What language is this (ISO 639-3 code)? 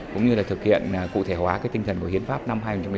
vie